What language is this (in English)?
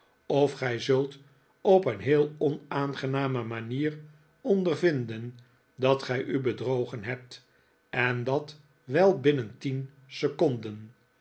Dutch